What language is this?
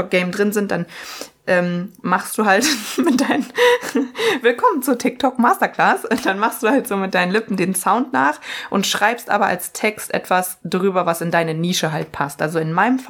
German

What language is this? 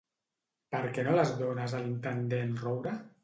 Catalan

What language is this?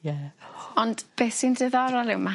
Welsh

